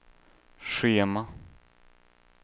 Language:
Swedish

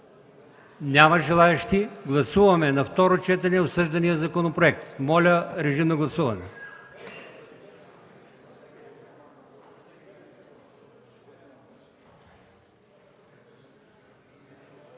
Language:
Bulgarian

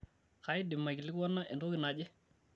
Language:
Masai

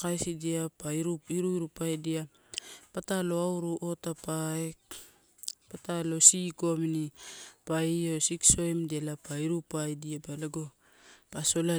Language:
Torau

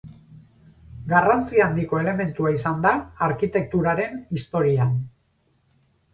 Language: Basque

